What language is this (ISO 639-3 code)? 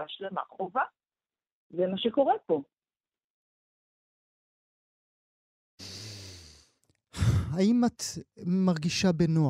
heb